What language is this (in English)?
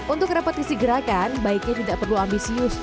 Indonesian